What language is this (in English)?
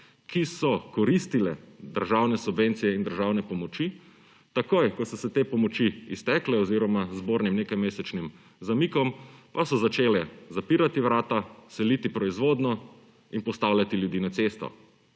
Slovenian